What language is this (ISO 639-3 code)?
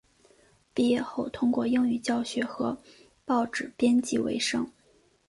zho